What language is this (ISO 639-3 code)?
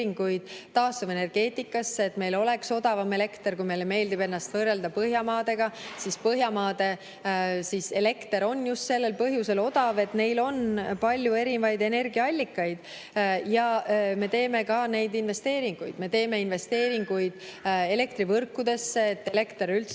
est